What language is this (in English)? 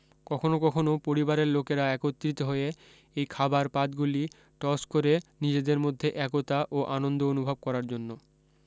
Bangla